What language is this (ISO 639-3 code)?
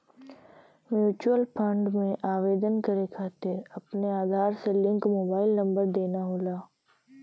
bho